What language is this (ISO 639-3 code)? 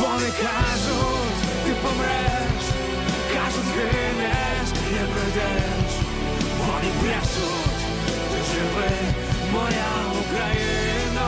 ukr